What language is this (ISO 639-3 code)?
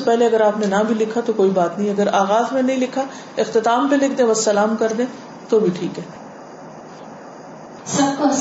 urd